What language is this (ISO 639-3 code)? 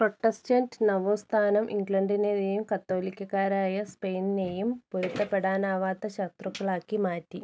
mal